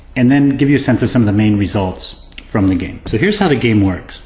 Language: English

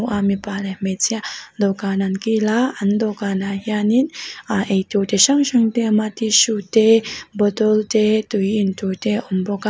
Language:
Mizo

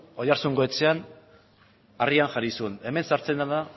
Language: Basque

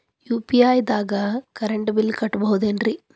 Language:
Kannada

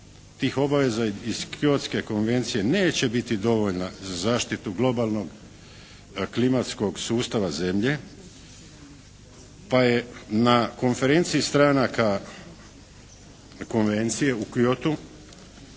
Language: Croatian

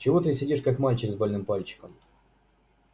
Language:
Russian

